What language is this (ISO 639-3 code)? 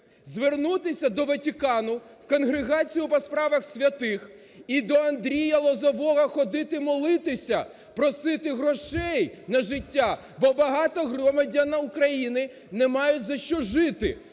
ukr